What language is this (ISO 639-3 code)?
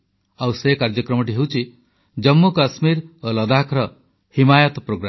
ori